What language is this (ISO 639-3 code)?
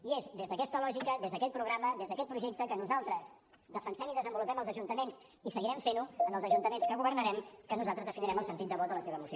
cat